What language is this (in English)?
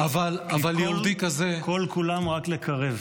Hebrew